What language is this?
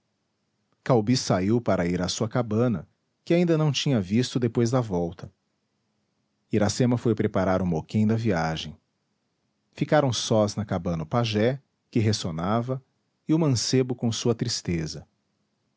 Portuguese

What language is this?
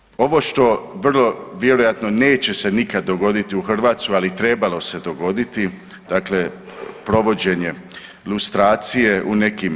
Croatian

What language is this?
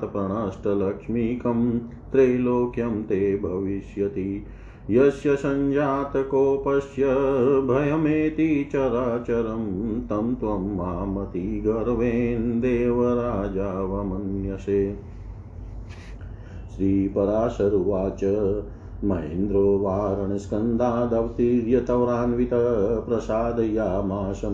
Hindi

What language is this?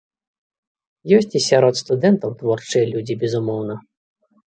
Belarusian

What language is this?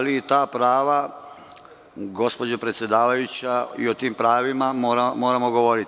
Serbian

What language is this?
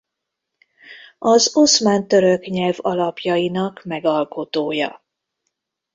Hungarian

